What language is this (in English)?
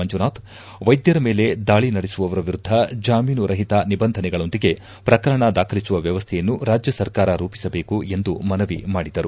Kannada